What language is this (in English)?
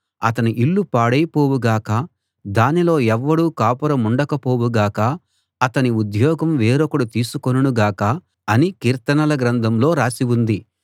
Telugu